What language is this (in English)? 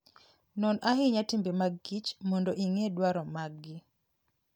Luo (Kenya and Tanzania)